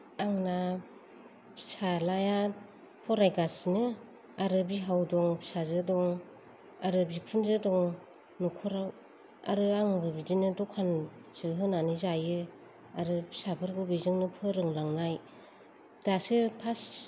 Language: Bodo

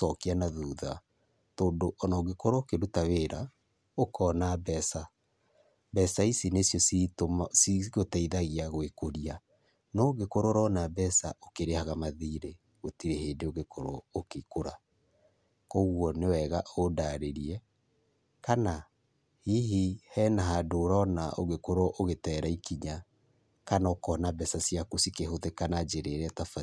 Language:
Kikuyu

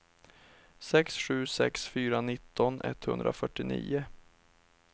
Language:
Swedish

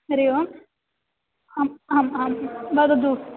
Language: Sanskrit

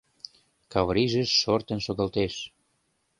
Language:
Mari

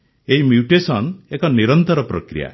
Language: Odia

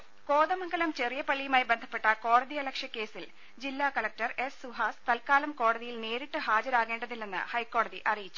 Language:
Malayalam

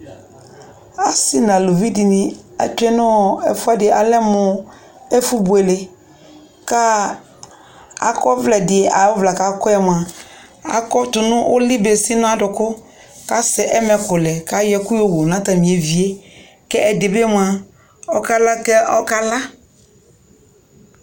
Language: Ikposo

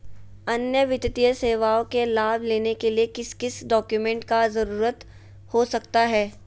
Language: Magahi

